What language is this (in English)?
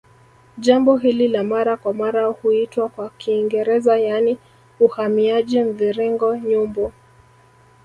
Swahili